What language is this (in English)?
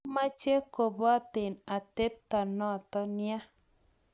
Kalenjin